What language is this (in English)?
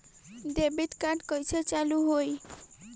Bhojpuri